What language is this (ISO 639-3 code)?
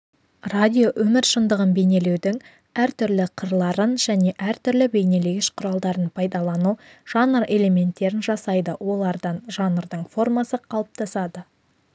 kaz